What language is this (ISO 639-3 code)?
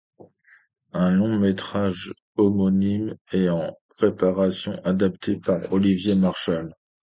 fra